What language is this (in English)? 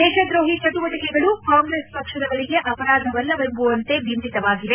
Kannada